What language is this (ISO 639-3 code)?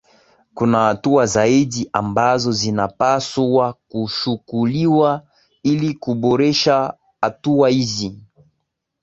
swa